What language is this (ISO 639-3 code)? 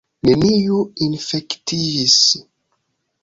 epo